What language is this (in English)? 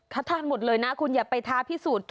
Thai